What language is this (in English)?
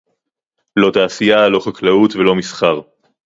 Hebrew